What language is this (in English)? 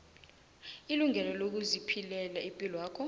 South Ndebele